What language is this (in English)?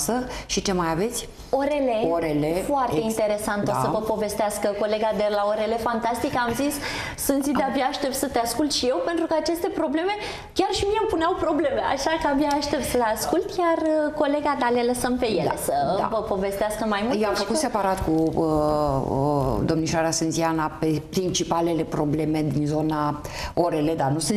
Romanian